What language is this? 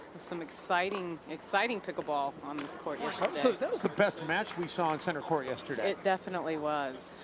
English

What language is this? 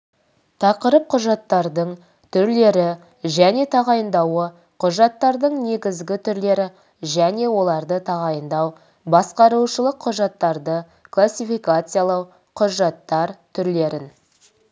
Kazakh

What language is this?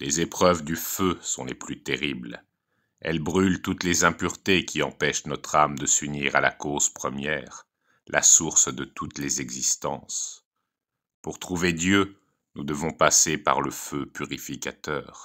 French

